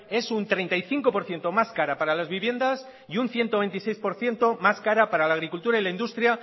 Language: Spanish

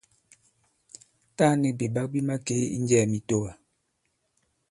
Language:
Bankon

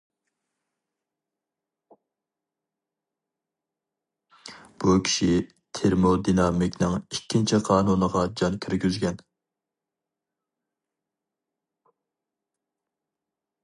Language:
Uyghur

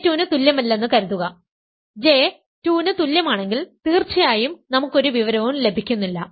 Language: Malayalam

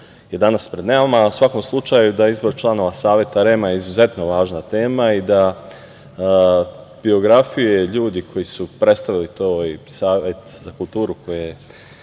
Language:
Serbian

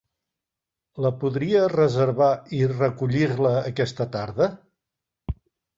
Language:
Catalan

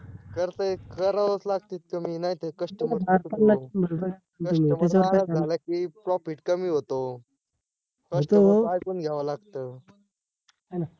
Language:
Marathi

